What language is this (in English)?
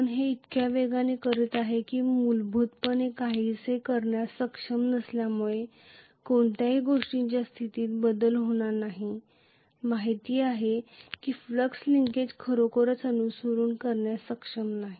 Marathi